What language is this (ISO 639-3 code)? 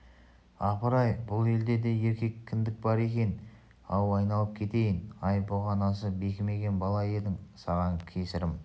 kaz